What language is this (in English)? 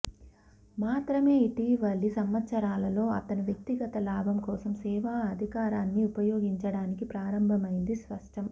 Telugu